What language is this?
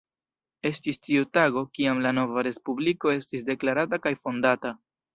Esperanto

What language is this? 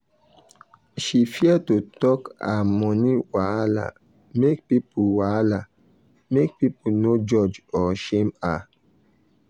Nigerian Pidgin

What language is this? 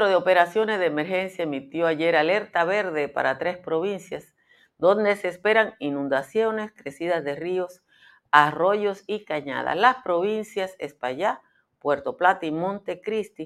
Spanish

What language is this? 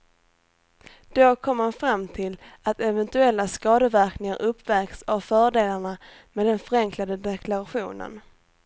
Swedish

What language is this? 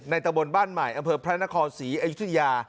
Thai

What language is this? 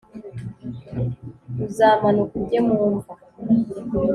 Kinyarwanda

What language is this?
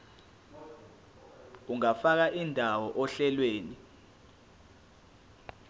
Zulu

